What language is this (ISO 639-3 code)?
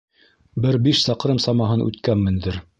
bak